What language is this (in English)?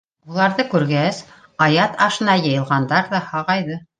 Bashkir